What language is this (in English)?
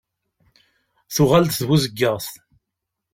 Kabyle